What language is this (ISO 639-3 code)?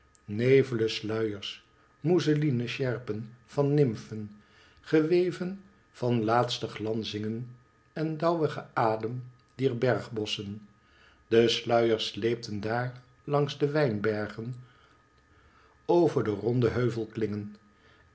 nld